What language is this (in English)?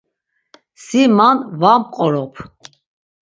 Laz